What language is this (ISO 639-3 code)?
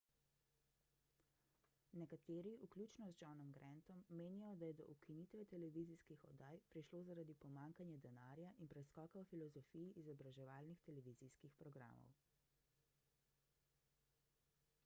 slv